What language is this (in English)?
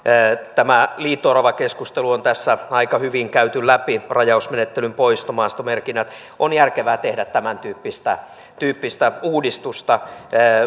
Finnish